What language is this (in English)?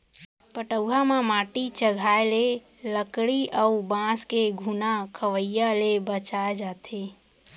Chhattisgarhi